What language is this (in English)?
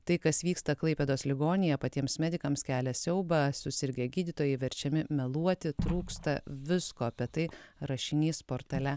Lithuanian